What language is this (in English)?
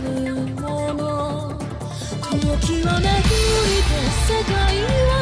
Japanese